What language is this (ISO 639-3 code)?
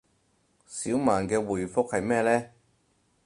yue